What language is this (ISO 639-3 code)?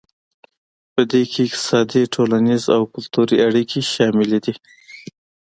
pus